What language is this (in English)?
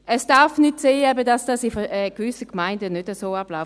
Swiss German